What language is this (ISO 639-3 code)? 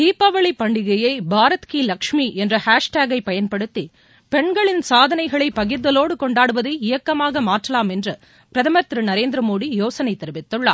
tam